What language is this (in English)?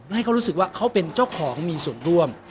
Thai